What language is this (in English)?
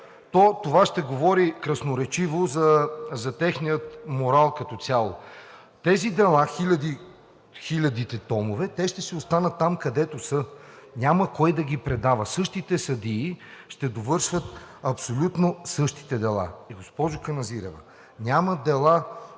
Bulgarian